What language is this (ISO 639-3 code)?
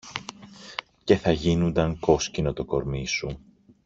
ell